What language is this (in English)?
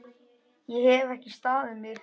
Icelandic